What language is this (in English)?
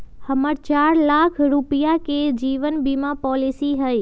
Magahi